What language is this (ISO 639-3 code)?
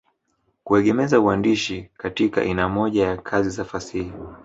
swa